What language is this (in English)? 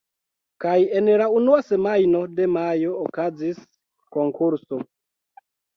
Esperanto